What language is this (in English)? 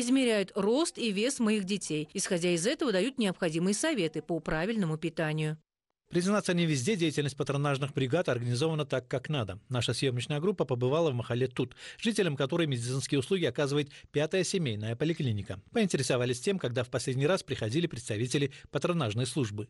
Russian